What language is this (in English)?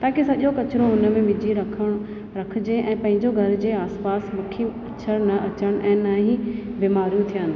Sindhi